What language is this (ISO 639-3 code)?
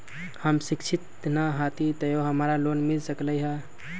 mag